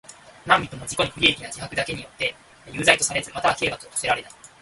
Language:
Japanese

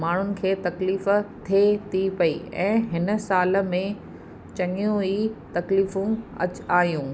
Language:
Sindhi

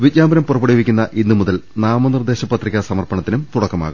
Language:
Malayalam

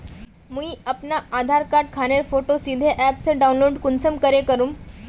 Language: Magahi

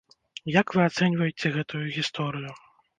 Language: Belarusian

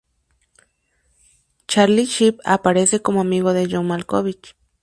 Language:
Spanish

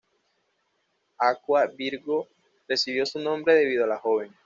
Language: Spanish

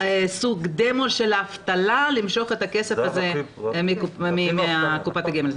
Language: Hebrew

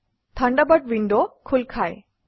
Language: Assamese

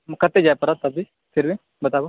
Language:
Maithili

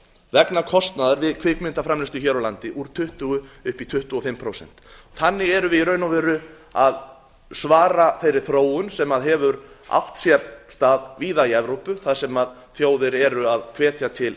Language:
Icelandic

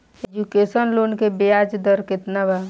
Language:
Bhojpuri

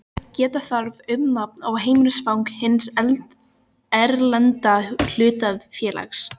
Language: Icelandic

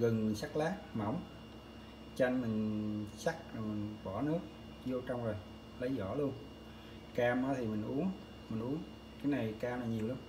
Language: Vietnamese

